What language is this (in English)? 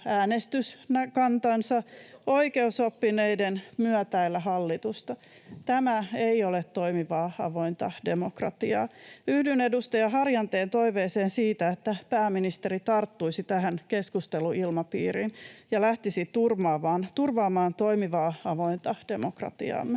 Finnish